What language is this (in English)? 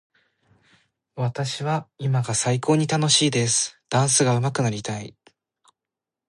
Japanese